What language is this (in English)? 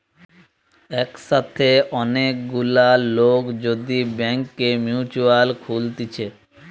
Bangla